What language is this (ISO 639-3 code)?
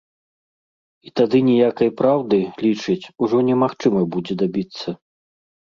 bel